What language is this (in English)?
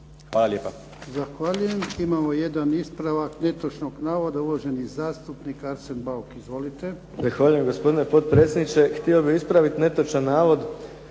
Croatian